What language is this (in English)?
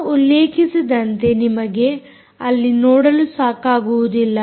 Kannada